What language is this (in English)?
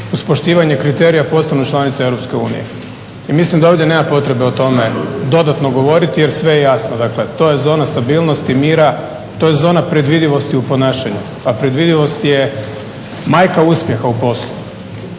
Croatian